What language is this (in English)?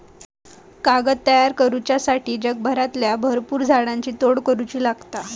Marathi